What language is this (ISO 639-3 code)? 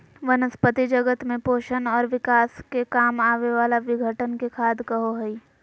mag